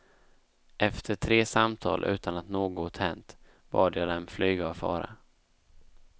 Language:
Swedish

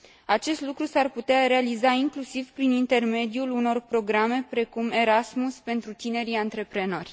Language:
Romanian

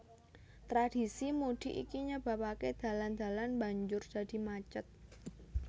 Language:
Javanese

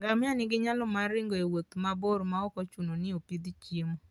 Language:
Luo (Kenya and Tanzania)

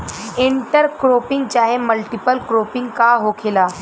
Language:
Bhojpuri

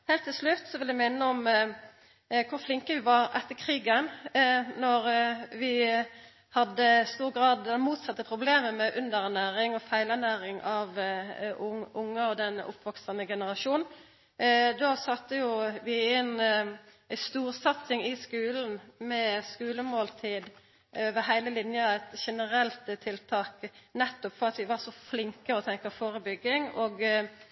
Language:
Norwegian Nynorsk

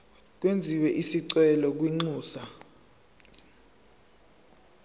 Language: Zulu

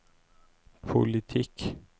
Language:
Norwegian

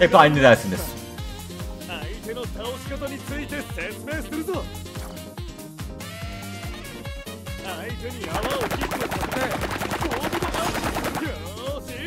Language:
Turkish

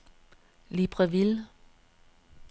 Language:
Danish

